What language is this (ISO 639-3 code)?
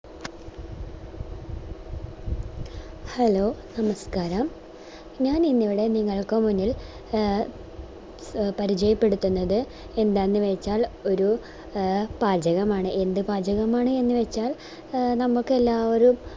mal